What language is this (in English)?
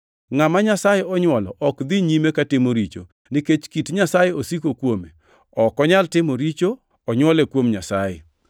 Luo (Kenya and Tanzania)